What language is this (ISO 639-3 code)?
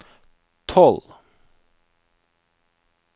nor